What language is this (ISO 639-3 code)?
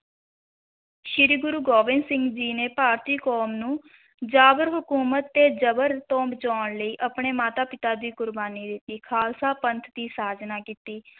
pan